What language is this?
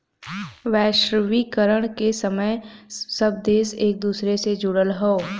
Bhojpuri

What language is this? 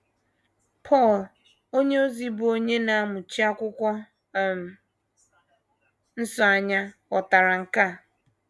Igbo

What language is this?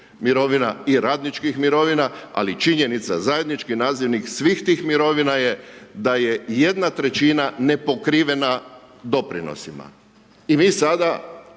Croatian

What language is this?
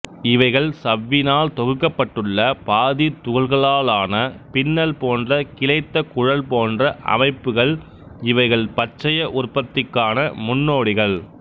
Tamil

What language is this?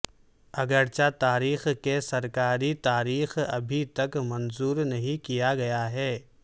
Urdu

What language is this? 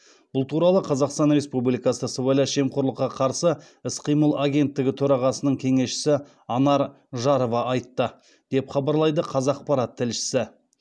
Kazakh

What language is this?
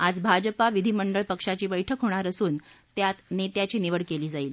Marathi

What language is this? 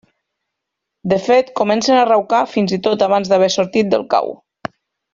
Catalan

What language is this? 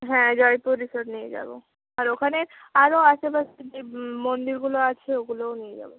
Bangla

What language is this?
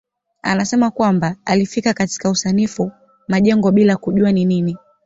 Swahili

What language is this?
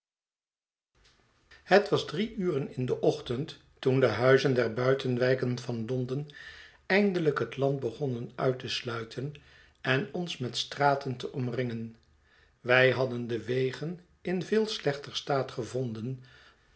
Dutch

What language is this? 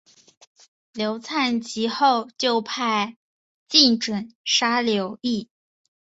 Chinese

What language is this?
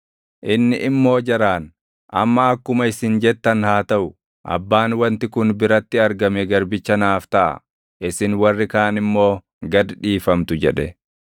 Oromo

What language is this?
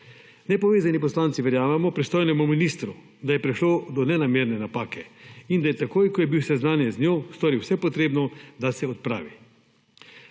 Slovenian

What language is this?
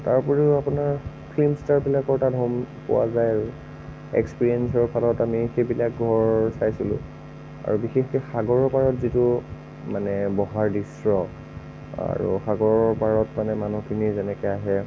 Assamese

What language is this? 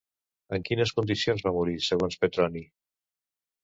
Catalan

